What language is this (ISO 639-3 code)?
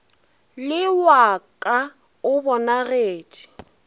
nso